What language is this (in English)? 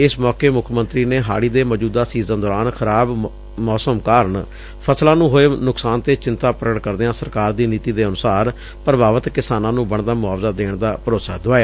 Punjabi